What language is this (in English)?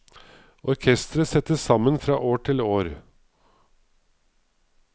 Norwegian